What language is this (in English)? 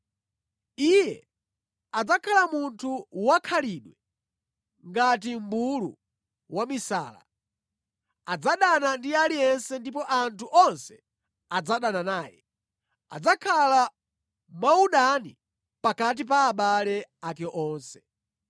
Nyanja